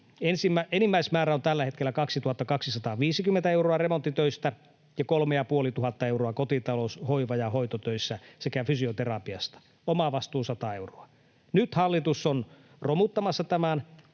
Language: Finnish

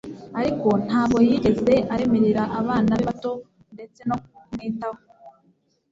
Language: Kinyarwanda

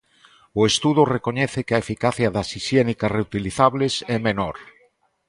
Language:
Galician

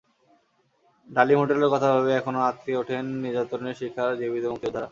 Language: Bangla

